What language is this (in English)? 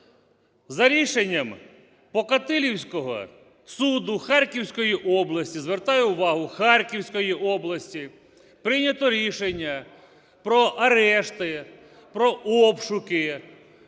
Ukrainian